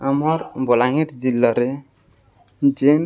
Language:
Odia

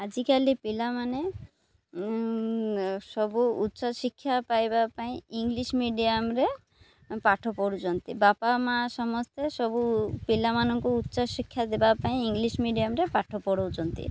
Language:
Odia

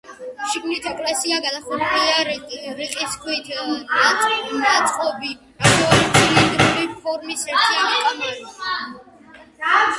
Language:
Georgian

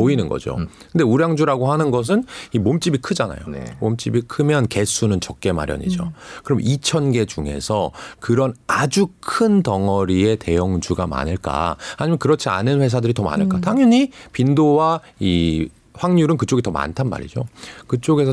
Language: Korean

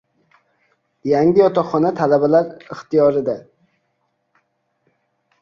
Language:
Uzbek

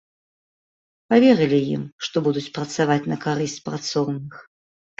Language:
Belarusian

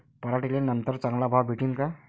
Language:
Marathi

